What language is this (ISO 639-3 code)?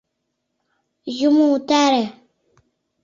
chm